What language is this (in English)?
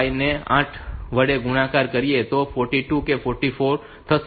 Gujarati